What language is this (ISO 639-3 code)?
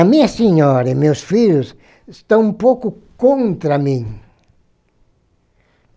por